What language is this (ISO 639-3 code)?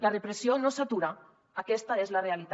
cat